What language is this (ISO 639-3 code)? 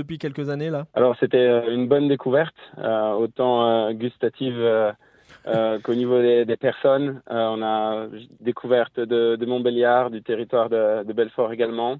fra